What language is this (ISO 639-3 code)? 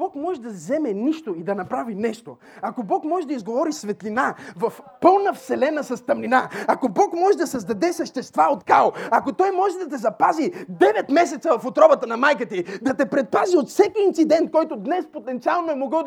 bul